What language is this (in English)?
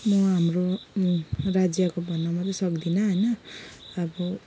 Nepali